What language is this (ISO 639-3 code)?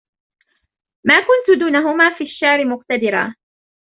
ara